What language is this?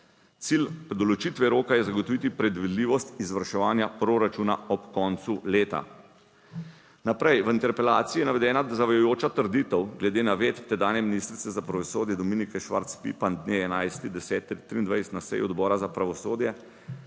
Slovenian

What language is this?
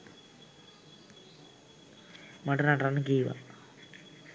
Sinhala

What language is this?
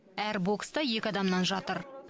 Kazakh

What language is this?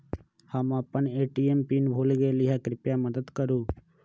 Magahi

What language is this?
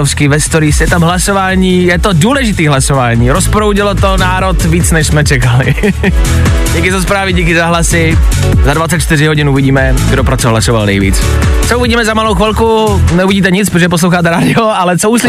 Czech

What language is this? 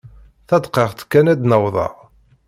Kabyle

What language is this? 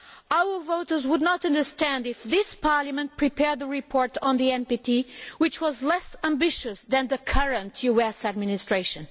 English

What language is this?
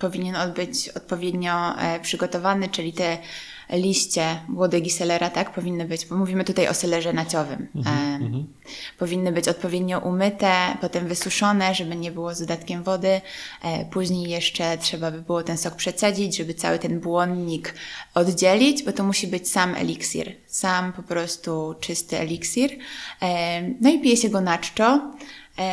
Polish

